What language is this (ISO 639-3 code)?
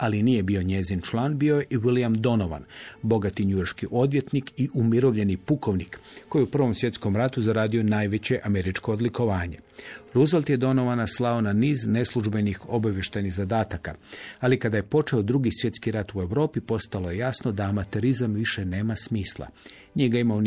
hrv